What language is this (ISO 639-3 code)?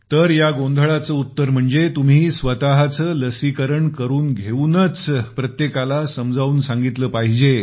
mar